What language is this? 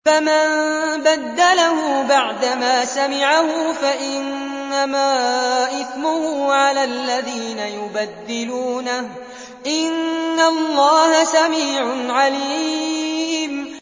Arabic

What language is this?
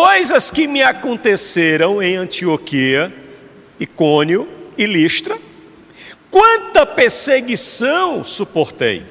Portuguese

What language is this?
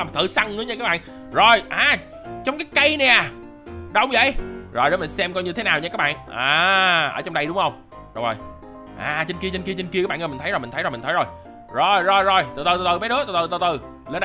Vietnamese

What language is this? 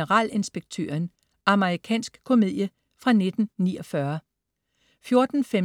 Danish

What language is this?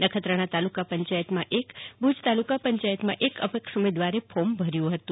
Gujarati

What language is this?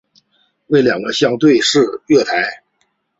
Chinese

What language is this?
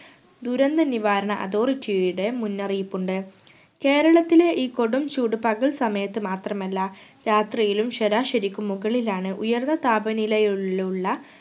Malayalam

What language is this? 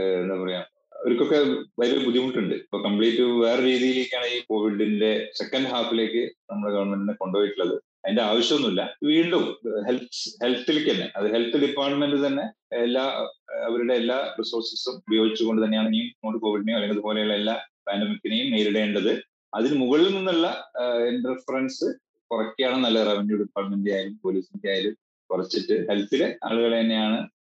Malayalam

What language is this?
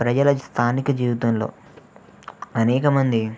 Telugu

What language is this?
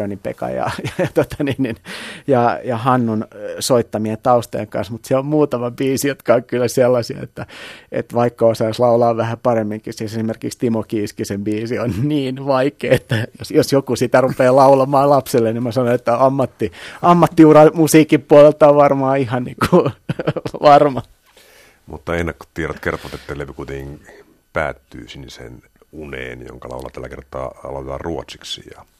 Finnish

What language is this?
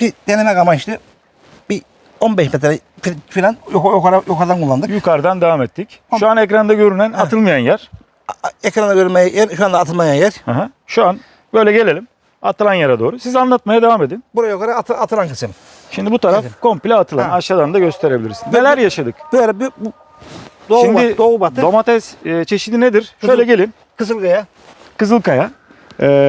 Turkish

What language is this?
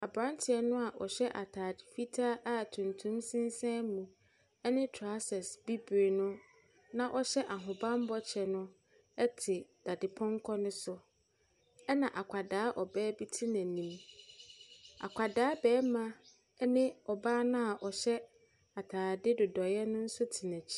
Akan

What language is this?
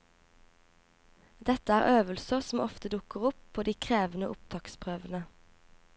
Norwegian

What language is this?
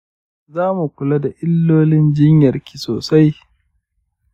Hausa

